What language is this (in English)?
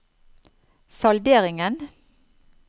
Norwegian